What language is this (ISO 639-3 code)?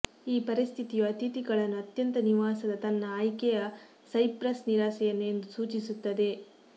kan